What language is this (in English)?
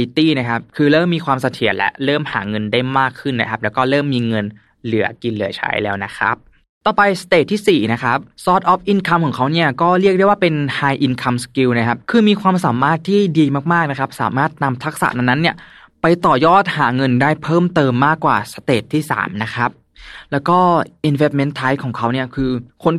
Thai